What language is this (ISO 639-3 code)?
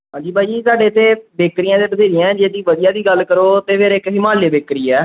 pan